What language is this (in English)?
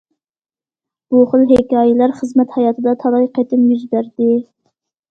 Uyghur